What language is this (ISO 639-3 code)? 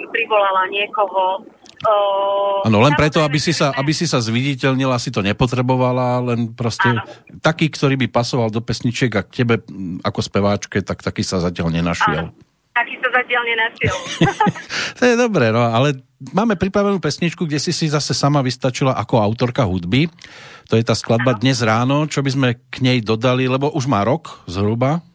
slk